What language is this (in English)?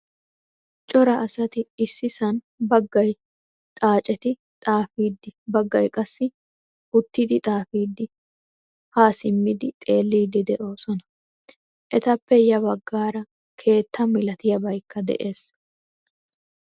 Wolaytta